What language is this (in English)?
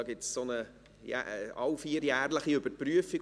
Swiss German